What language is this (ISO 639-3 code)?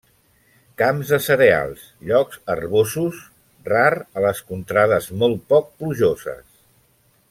cat